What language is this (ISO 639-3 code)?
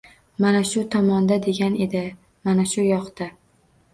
uzb